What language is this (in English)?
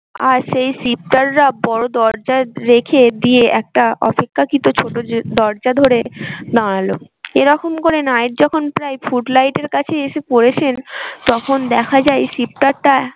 Bangla